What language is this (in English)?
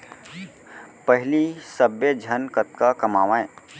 Chhattisgarhi